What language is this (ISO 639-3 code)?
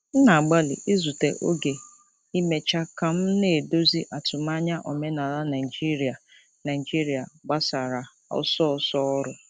ibo